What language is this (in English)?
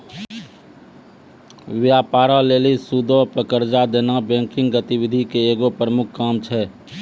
Maithili